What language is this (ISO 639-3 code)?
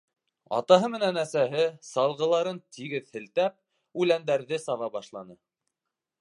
bak